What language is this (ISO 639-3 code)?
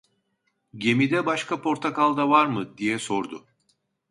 tur